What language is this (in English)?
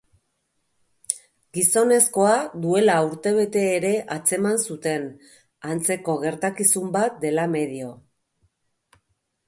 Basque